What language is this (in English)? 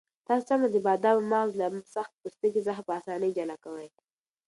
Pashto